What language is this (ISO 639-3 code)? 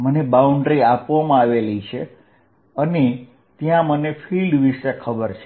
guj